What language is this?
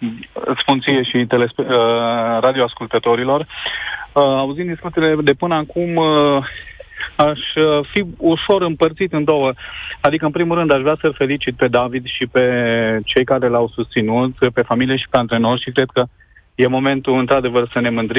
Romanian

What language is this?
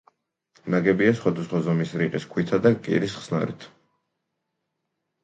Georgian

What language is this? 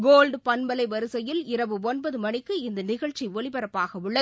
Tamil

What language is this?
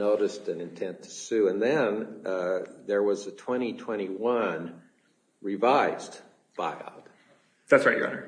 English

